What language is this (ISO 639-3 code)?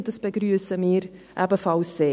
gsw